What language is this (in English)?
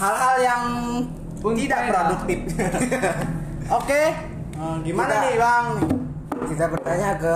Indonesian